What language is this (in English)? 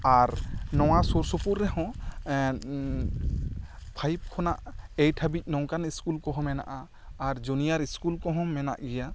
Santali